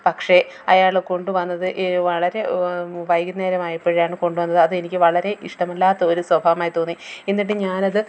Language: Malayalam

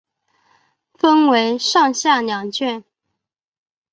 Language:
Chinese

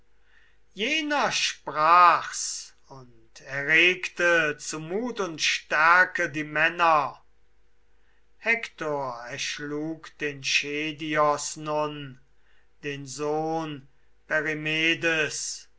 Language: German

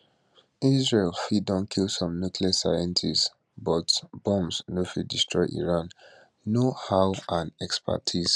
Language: Nigerian Pidgin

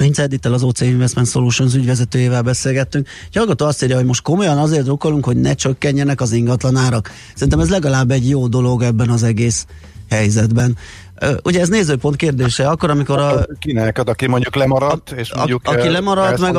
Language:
Hungarian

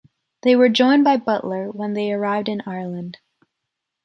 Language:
English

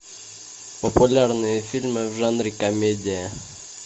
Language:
Russian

